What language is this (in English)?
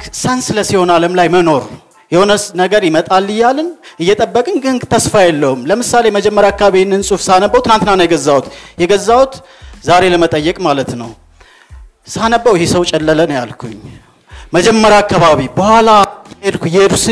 Amharic